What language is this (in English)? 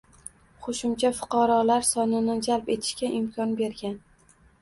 Uzbek